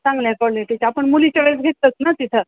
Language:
Marathi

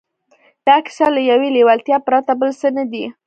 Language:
Pashto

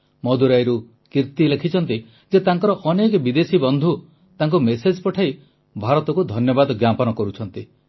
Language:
Odia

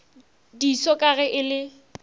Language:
Northern Sotho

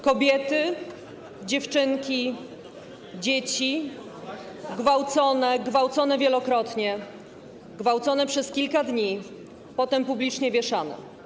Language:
Polish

